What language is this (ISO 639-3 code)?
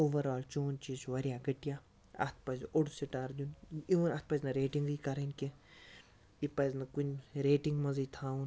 kas